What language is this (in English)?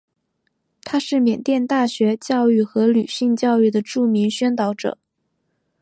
Chinese